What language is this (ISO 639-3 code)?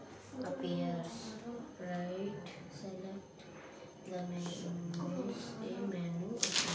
kan